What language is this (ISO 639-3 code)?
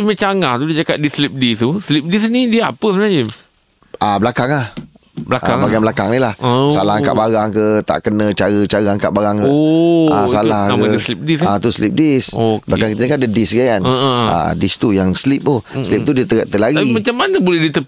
msa